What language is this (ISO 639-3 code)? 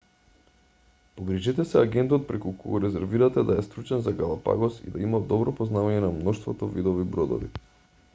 mkd